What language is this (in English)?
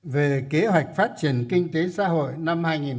Vietnamese